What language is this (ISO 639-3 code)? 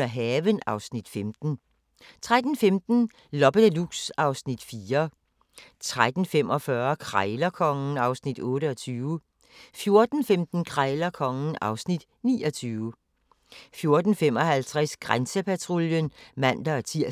dan